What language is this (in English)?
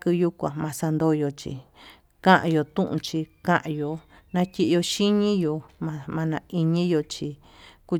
Tututepec Mixtec